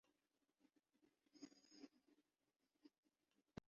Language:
Urdu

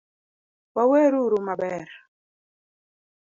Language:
Luo (Kenya and Tanzania)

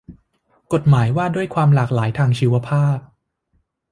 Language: Thai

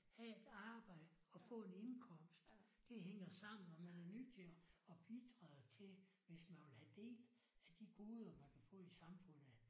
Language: Danish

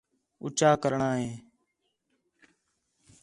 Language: Khetrani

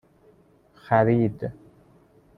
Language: Persian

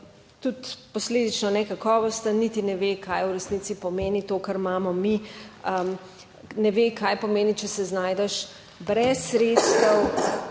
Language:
Slovenian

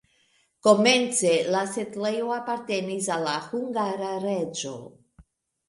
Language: Esperanto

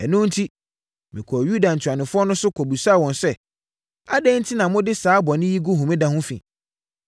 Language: Akan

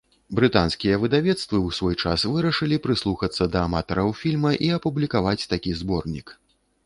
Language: Belarusian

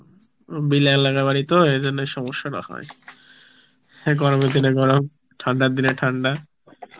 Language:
Bangla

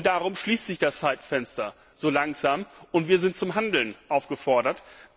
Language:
German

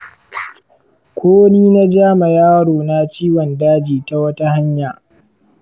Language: Hausa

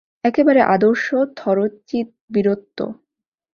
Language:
Bangla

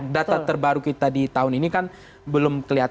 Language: Indonesian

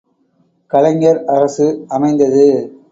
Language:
Tamil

